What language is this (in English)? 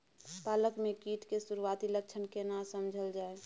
Maithili